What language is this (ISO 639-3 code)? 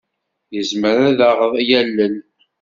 kab